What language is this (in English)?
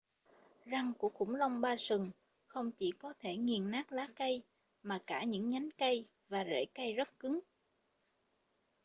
Vietnamese